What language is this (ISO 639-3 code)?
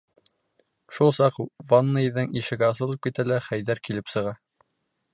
bak